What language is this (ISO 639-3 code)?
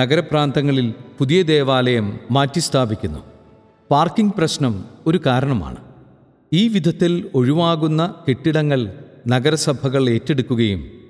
mal